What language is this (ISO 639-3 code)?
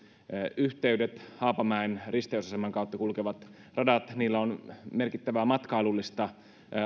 fin